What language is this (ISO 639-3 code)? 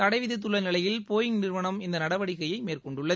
tam